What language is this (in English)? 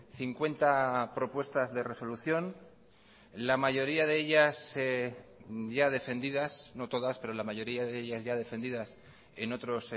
Spanish